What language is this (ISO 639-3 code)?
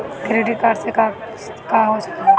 bho